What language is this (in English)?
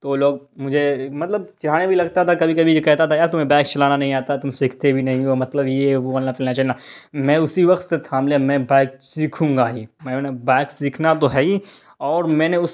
Urdu